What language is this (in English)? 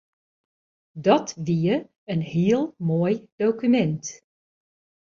Western Frisian